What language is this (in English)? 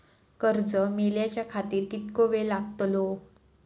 Marathi